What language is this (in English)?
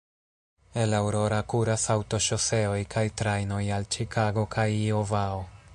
Esperanto